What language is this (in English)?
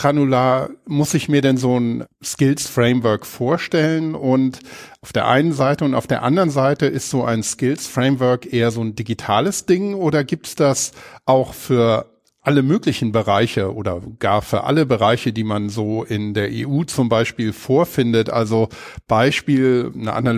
German